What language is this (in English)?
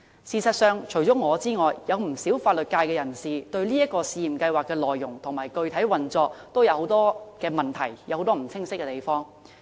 Cantonese